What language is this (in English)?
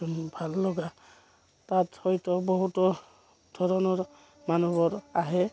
Assamese